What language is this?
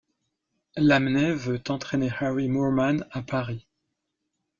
French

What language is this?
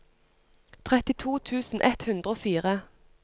Norwegian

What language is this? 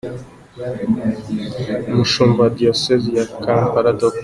Kinyarwanda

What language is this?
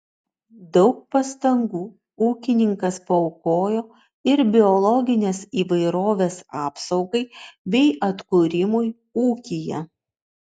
Lithuanian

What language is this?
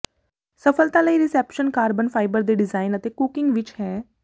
Punjabi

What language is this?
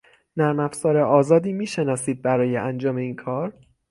Persian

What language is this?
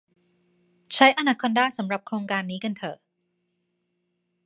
Thai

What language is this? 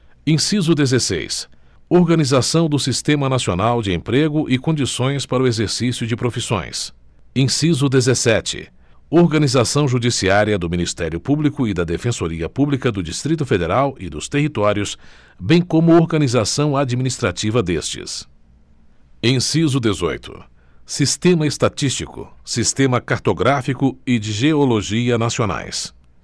Portuguese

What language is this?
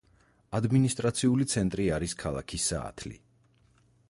Georgian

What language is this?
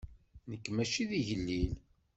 Kabyle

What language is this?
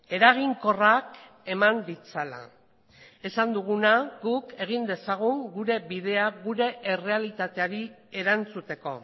Basque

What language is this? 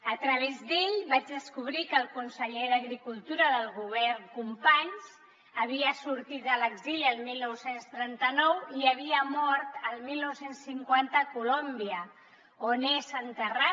Catalan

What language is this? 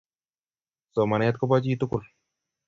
Kalenjin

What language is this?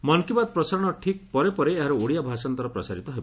Odia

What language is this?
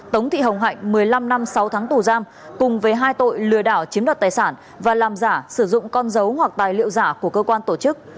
Vietnamese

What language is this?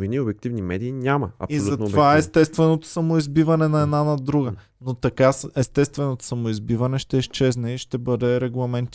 Bulgarian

